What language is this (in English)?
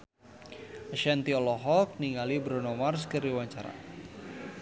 Sundanese